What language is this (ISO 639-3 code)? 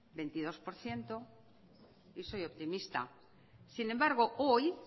spa